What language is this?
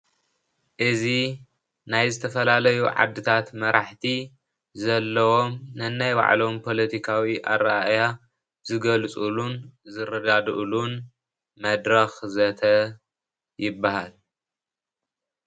Tigrinya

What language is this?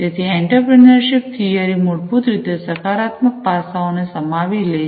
Gujarati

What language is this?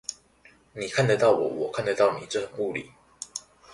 Chinese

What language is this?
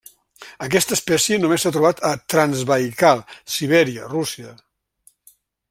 Catalan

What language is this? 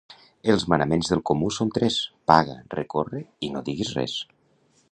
Catalan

